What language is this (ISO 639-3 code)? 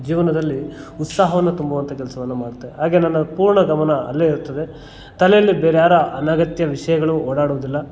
kan